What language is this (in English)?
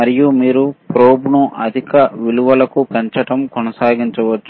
Telugu